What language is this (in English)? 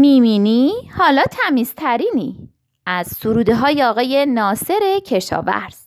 Persian